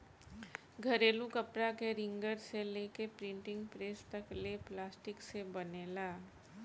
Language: Bhojpuri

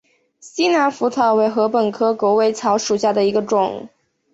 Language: Chinese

